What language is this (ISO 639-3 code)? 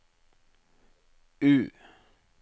nor